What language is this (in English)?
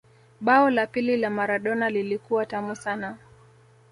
Swahili